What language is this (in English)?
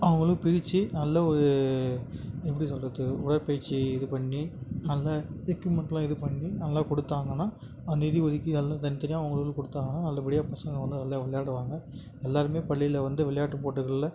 Tamil